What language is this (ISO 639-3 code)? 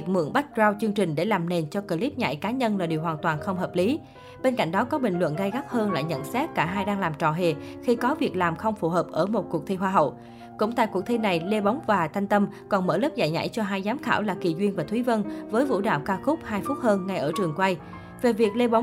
vie